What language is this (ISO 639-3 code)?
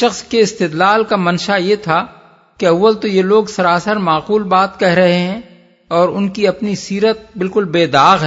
urd